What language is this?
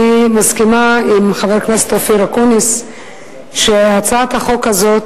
Hebrew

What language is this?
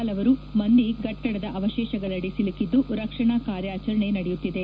Kannada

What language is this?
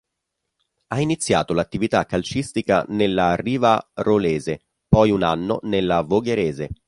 Italian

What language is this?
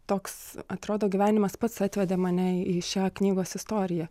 Lithuanian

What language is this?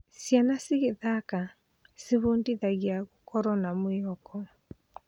Kikuyu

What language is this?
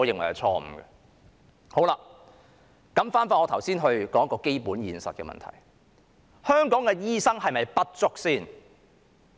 Cantonese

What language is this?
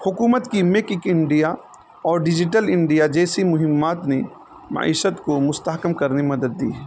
Urdu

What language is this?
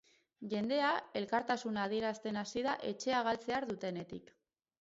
Basque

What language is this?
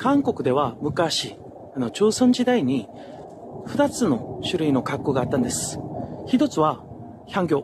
Japanese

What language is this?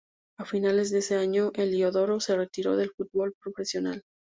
Spanish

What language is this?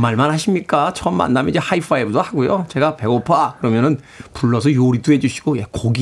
Korean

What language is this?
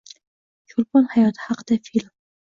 Uzbek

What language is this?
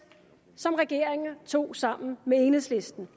Danish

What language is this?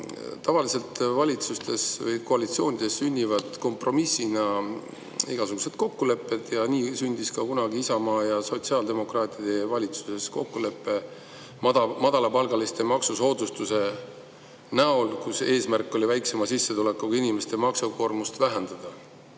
Estonian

